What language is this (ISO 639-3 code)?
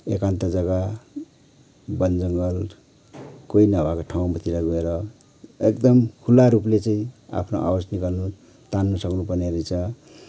nep